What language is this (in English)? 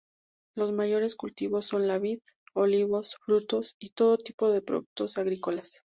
Spanish